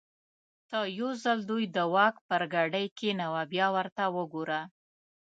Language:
Pashto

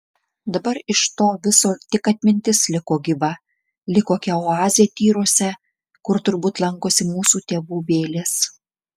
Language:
Lithuanian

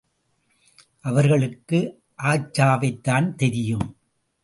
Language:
Tamil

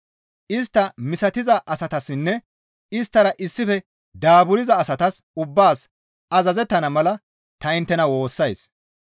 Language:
Gamo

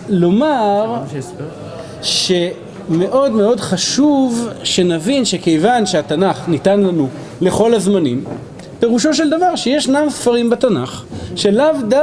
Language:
Hebrew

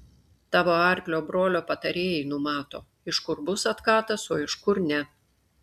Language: Lithuanian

